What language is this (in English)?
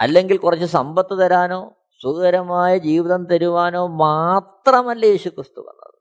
Malayalam